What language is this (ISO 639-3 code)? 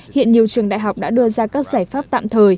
vie